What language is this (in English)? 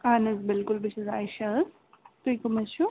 Kashmiri